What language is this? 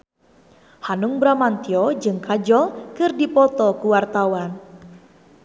Sundanese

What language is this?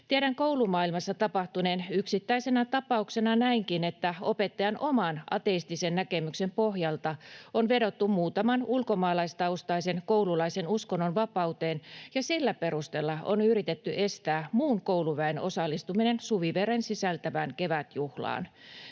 Finnish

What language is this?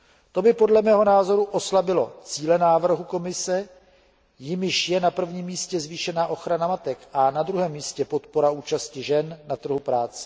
Czech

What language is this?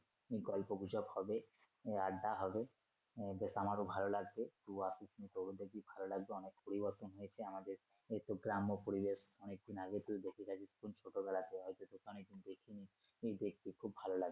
Bangla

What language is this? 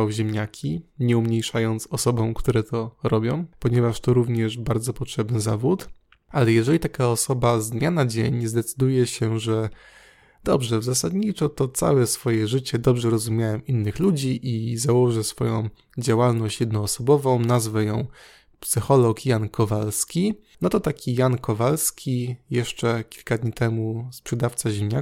Polish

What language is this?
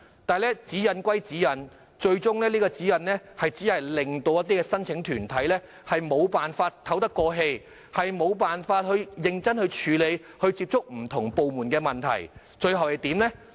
Cantonese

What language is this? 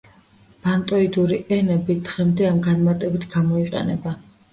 Georgian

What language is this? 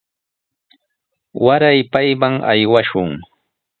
Sihuas Ancash Quechua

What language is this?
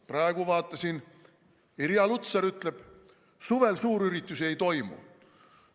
Estonian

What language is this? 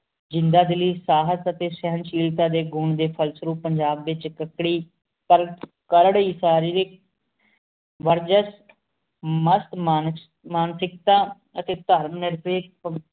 Punjabi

